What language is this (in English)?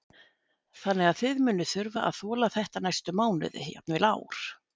Icelandic